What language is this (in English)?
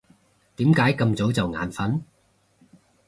Cantonese